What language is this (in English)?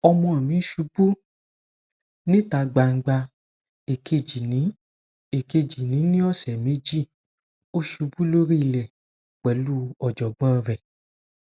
Yoruba